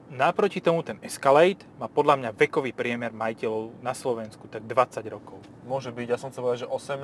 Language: Slovak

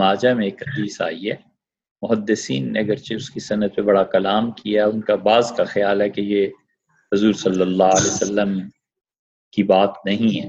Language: Urdu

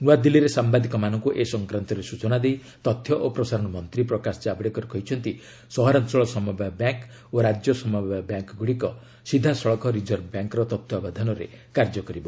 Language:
Odia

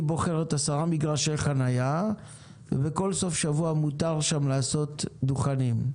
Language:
Hebrew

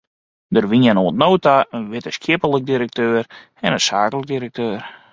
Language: Western Frisian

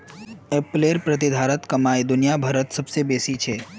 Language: Magahi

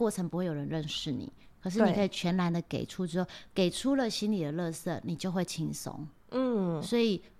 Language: Chinese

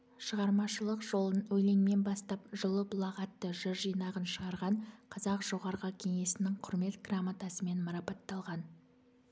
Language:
Kazakh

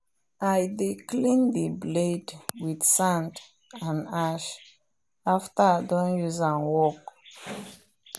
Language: Nigerian Pidgin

